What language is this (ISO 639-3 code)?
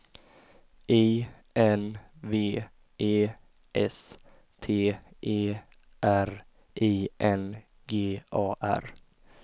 swe